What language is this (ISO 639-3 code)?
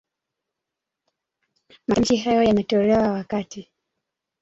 swa